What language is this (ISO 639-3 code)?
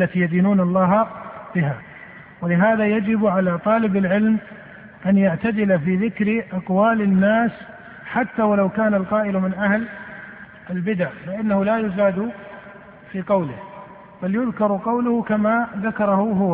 ara